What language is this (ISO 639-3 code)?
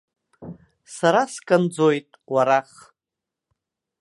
abk